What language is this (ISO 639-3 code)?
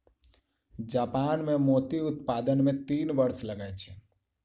mai